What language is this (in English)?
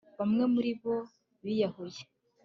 Kinyarwanda